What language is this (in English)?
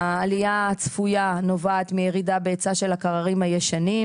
Hebrew